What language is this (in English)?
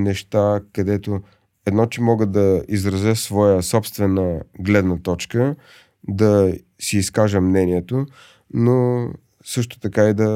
Bulgarian